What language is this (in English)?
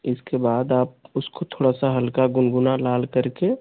Hindi